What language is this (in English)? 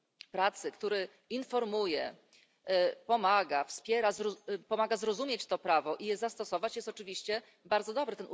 Polish